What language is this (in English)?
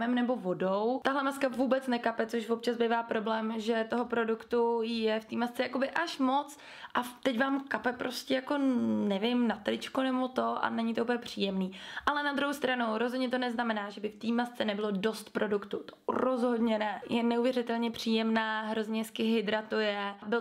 Czech